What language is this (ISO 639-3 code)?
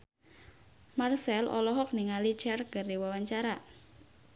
sun